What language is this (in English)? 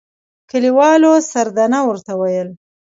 Pashto